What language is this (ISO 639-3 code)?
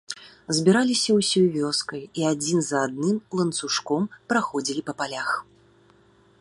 bel